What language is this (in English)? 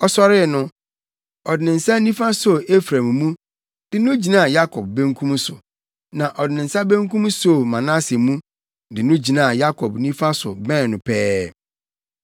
Akan